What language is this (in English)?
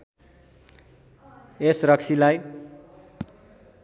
Nepali